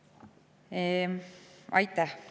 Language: Estonian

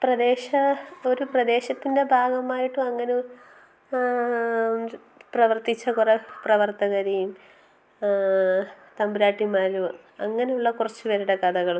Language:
Malayalam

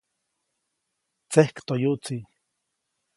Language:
Copainalá Zoque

